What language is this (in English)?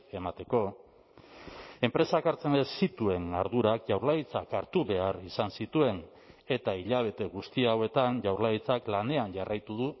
Basque